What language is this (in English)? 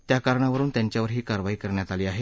Marathi